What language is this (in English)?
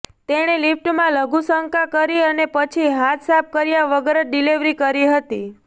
Gujarati